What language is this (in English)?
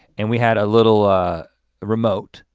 English